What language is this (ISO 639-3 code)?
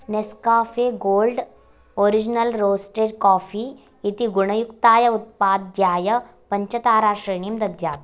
san